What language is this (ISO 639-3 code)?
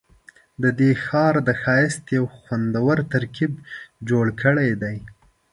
pus